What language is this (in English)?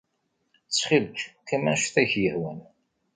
Kabyle